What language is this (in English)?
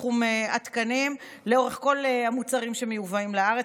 Hebrew